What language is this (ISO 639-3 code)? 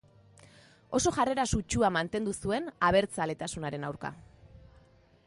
eus